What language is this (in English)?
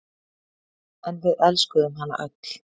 Icelandic